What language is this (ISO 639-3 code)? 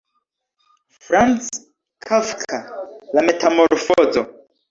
epo